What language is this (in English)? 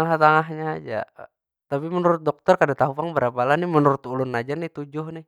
Banjar